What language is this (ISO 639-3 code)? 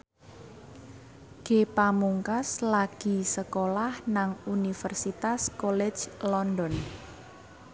jav